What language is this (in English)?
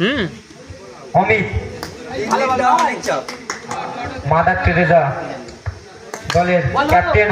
Arabic